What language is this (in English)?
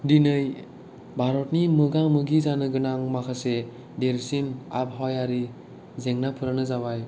Bodo